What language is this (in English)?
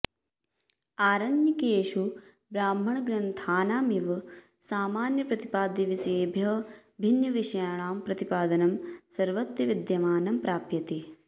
Sanskrit